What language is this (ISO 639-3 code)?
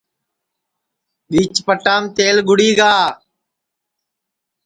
ssi